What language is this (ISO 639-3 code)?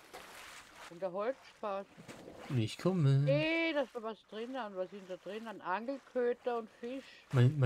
deu